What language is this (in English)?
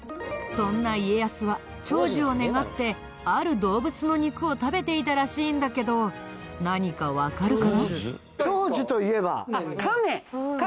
Japanese